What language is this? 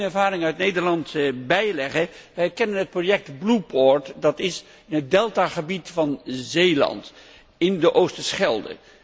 Dutch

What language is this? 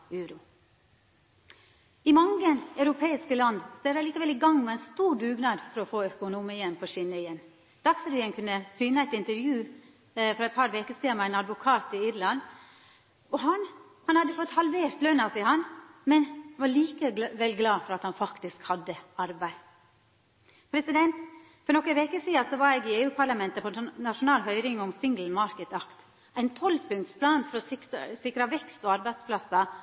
Norwegian Nynorsk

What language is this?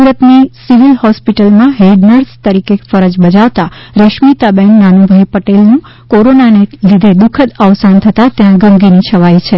Gujarati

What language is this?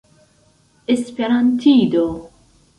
Esperanto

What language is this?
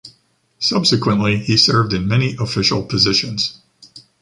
English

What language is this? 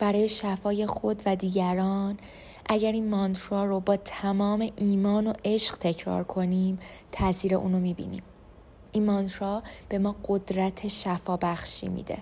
Persian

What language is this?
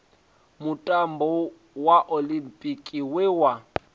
Venda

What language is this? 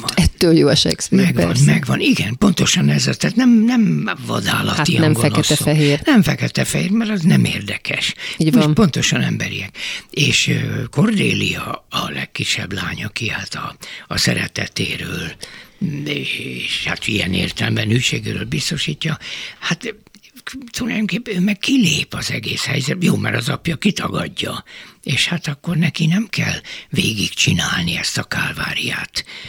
Hungarian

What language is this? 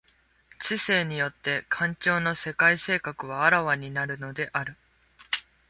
Japanese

